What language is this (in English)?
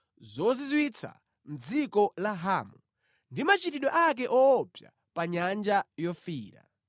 Nyanja